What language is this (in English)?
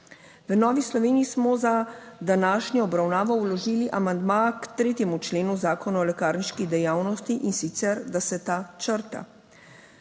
Slovenian